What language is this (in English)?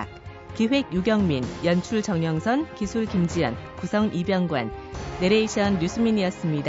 Korean